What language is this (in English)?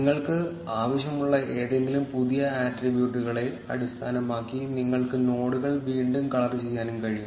Malayalam